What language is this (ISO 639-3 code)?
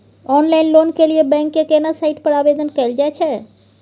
mai